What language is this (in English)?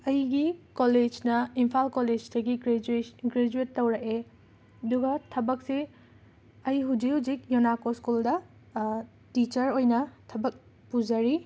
Manipuri